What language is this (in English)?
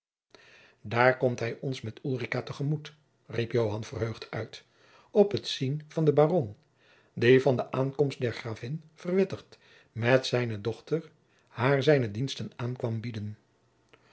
Dutch